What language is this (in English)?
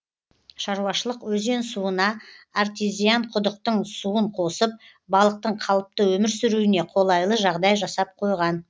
Kazakh